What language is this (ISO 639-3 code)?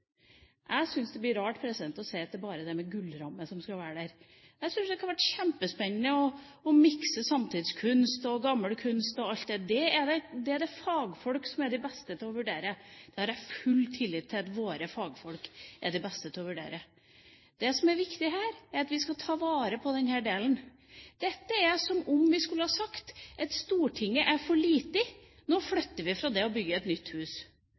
nob